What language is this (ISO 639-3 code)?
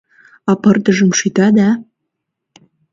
chm